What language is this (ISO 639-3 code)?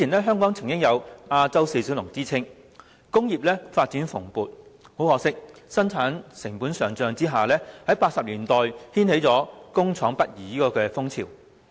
yue